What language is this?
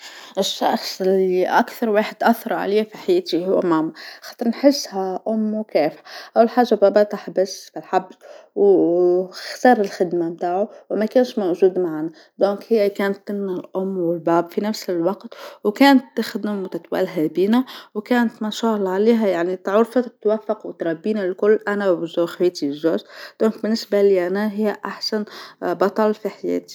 Tunisian Arabic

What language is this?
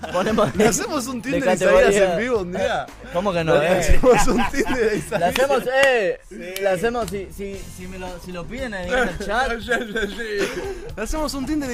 Spanish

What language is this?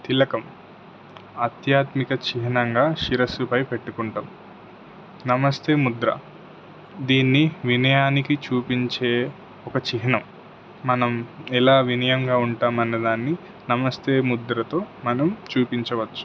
Telugu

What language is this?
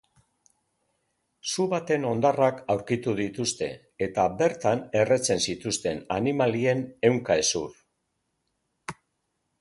Basque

